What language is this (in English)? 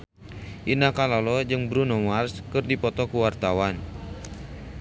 Sundanese